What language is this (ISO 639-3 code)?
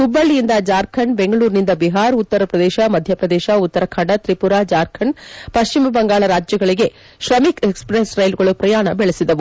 kan